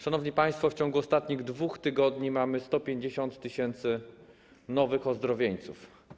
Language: Polish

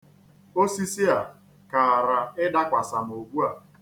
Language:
Igbo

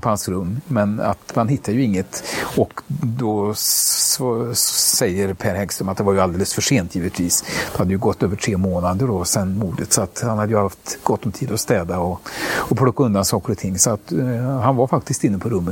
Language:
Swedish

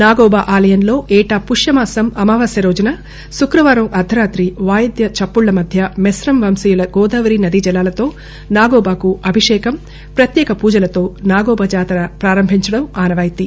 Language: Telugu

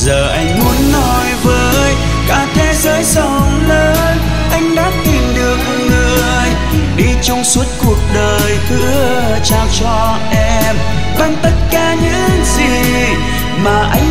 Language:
Vietnamese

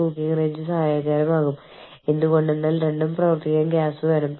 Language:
Malayalam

